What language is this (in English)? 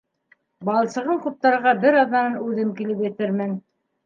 Bashkir